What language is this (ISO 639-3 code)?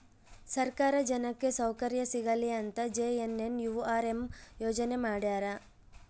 kan